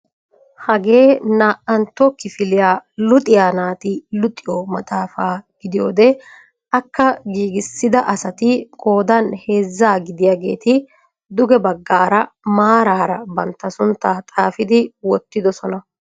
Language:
Wolaytta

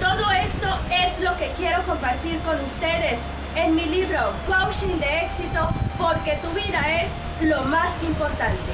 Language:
Spanish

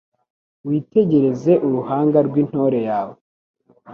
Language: Kinyarwanda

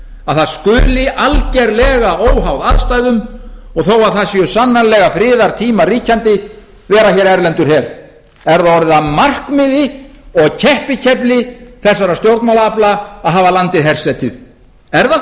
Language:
Icelandic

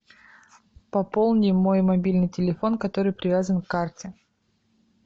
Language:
Russian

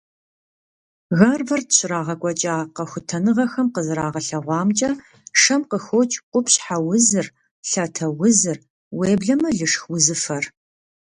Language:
Kabardian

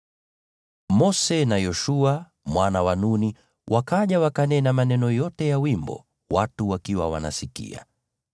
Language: Swahili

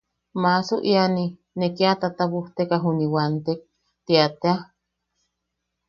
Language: Yaqui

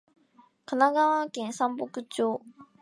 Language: Japanese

